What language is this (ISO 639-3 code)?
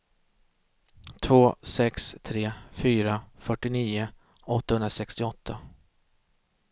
swe